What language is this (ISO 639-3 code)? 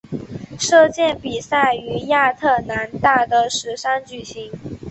zho